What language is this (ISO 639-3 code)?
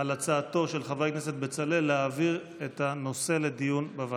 heb